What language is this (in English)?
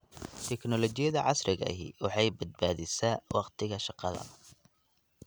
Somali